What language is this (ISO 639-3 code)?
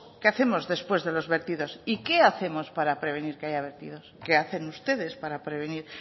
spa